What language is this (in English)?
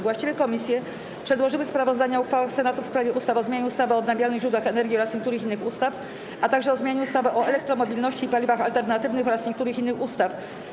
Polish